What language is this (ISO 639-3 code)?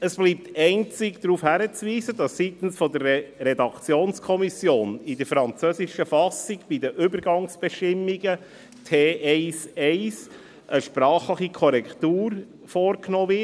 gsw